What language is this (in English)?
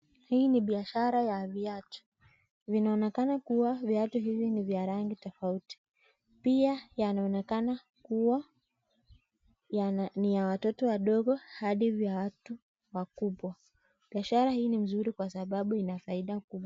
Swahili